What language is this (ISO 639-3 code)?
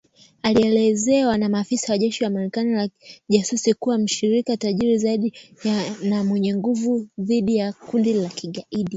swa